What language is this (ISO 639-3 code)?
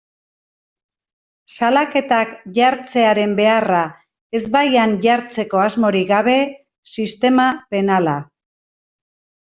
eus